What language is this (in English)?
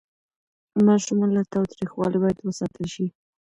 Pashto